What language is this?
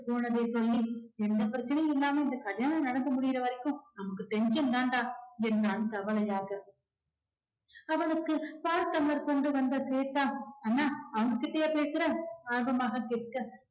Tamil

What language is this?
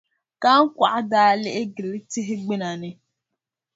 Dagbani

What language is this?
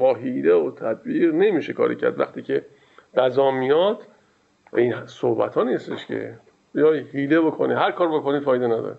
Persian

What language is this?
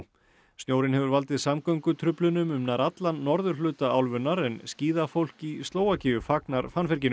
Icelandic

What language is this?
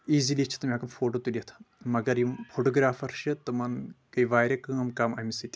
Kashmiri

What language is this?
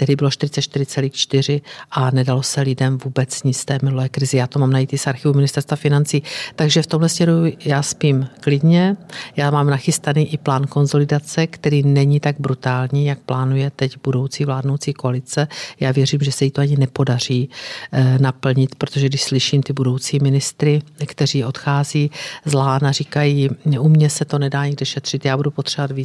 Czech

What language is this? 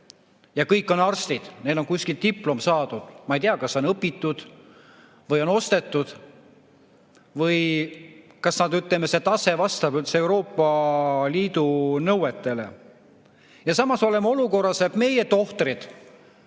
Estonian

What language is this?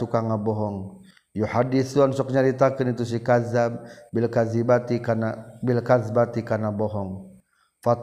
Malay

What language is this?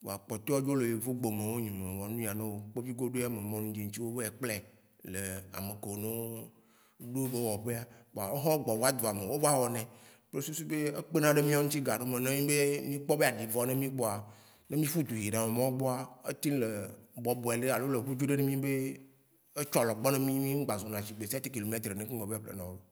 Waci Gbe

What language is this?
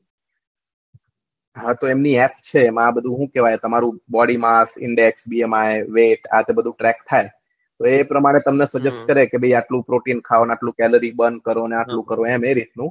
Gujarati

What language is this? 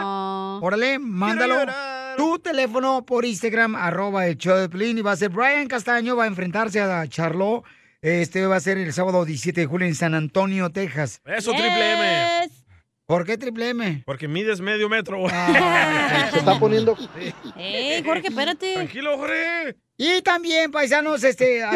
Spanish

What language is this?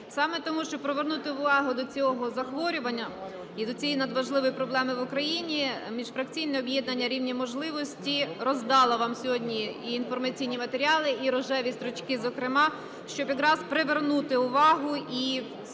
Ukrainian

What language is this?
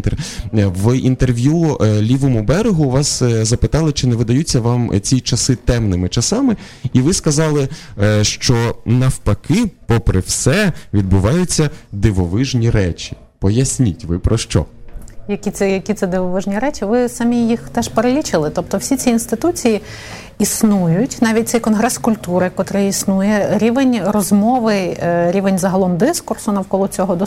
Ukrainian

